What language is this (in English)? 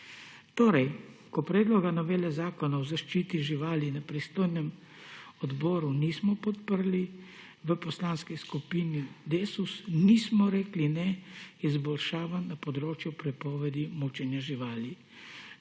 Slovenian